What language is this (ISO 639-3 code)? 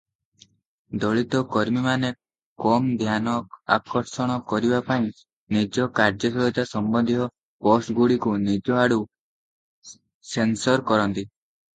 ori